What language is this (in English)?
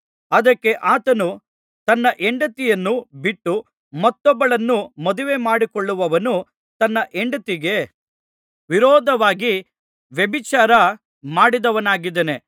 Kannada